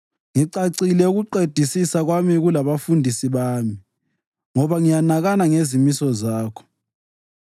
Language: North Ndebele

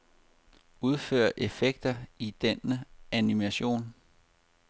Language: Danish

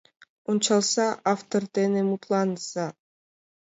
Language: Mari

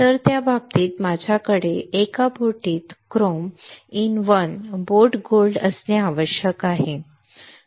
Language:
Marathi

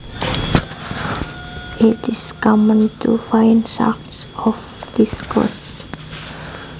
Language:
Javanese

